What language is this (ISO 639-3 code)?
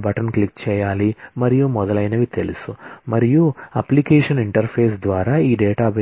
tel